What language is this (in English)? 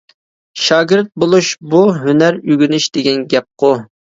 Uyghur